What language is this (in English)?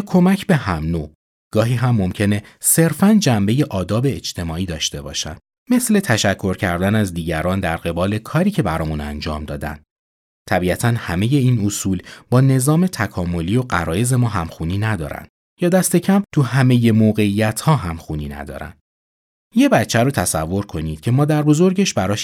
Persian